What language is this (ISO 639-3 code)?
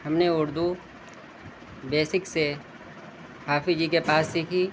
urd